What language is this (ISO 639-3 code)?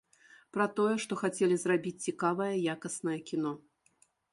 bel